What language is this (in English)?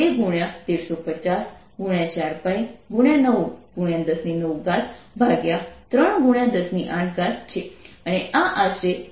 Gujarati